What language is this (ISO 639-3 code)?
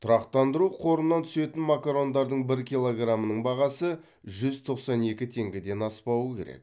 kaz